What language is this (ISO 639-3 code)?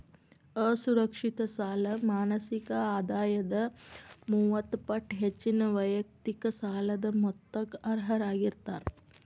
kan